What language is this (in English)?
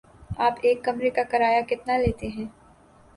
Urdu